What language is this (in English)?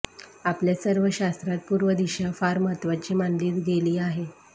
Marathi